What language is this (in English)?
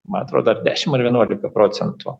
Lithuanian